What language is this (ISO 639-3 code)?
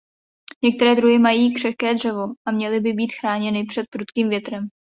ces